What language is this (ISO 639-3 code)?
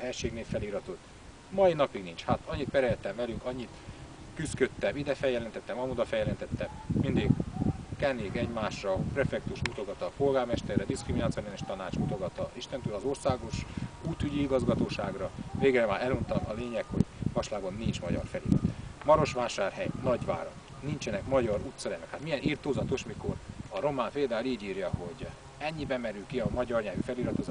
hun